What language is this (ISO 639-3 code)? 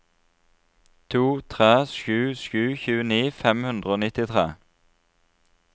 nor